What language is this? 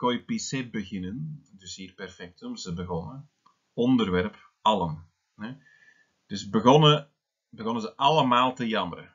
Dutch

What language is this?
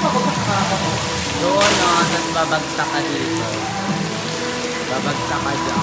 Filipino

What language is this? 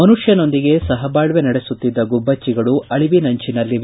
Kannada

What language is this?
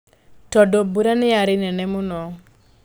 Kikuyu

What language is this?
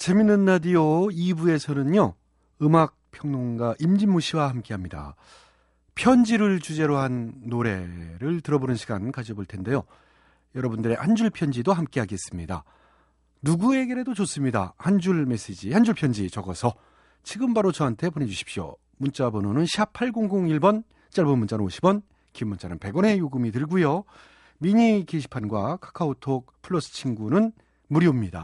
Korean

